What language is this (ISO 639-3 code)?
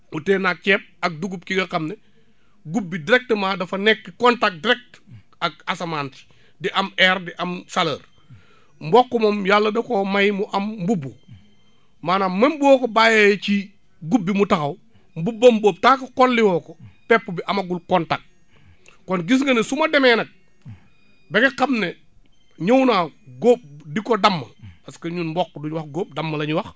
wol